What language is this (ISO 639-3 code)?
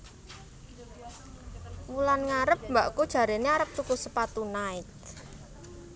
jav